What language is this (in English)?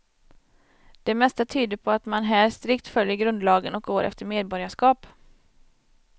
Swedish